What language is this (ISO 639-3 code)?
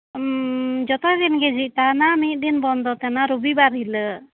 sat